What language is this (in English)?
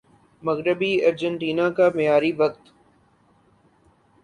Urdu